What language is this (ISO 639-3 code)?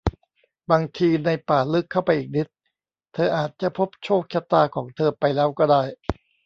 tha